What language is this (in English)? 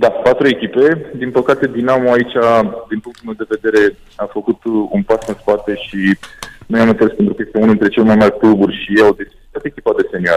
Romanian